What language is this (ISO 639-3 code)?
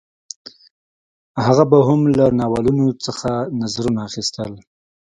pus